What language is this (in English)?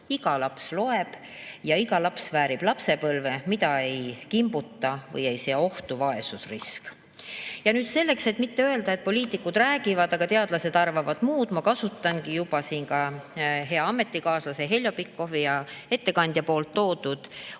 Estonian